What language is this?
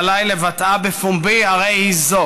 Hebrew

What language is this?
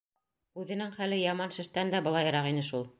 Bashkir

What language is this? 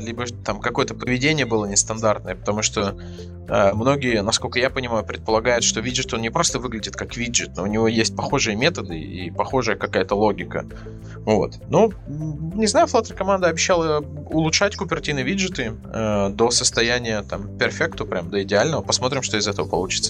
Russian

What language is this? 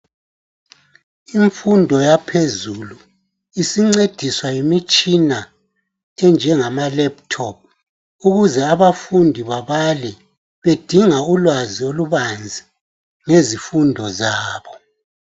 North Ndebele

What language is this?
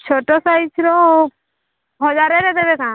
Odia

